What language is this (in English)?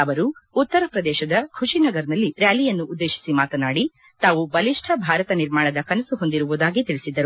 Kannada